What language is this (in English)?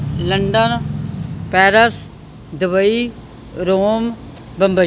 Punjabi